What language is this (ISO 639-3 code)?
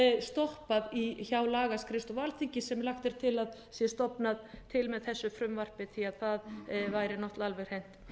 isl